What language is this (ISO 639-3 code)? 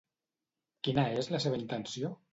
cat